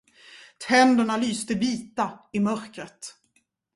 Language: Swedish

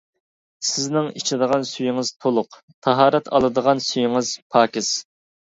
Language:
Uyghur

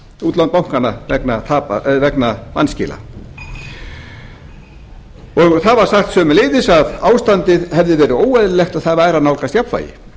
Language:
Icelandic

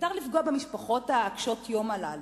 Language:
Hebrew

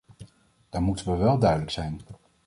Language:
Dutch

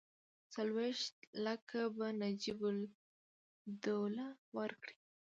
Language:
Pashto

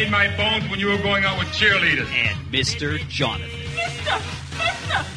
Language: English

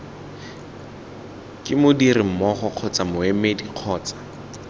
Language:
Tswana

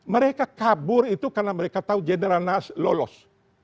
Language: Indonesian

